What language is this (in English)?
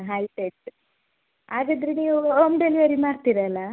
Kannada